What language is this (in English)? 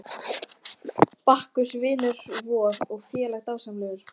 Icelandic